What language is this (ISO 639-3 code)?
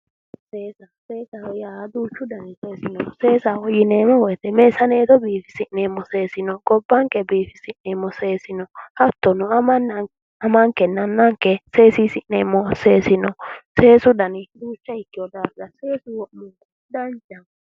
sid